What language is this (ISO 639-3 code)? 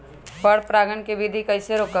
mag